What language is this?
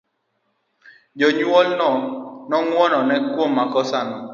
Luo (Kenya and Tanzania)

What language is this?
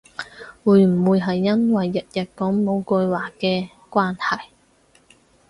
Cantonese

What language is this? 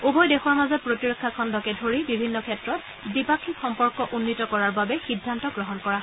Assamese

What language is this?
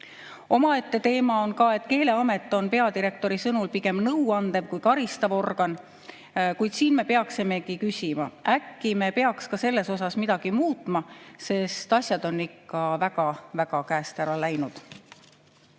Estonian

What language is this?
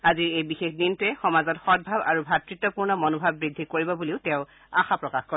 Assamese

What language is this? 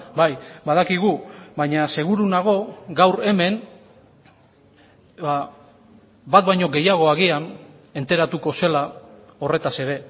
Basque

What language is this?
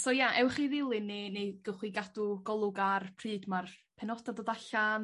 Welsh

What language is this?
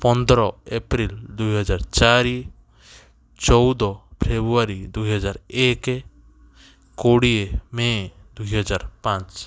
Odia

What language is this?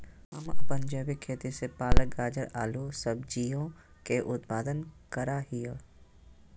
Magahi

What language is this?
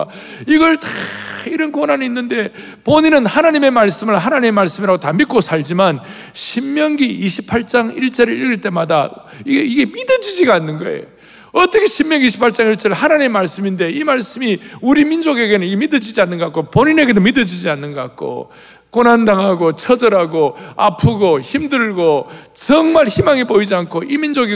Korean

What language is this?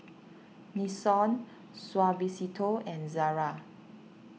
English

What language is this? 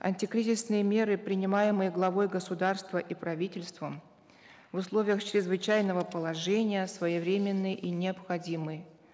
Kazakh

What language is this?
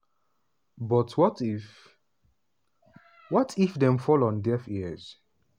Nigerian Pidgin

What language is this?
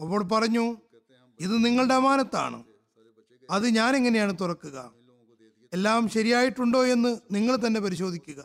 Malayalam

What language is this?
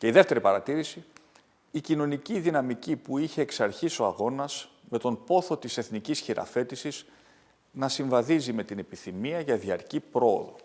Greek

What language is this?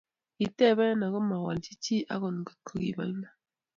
Kalenjin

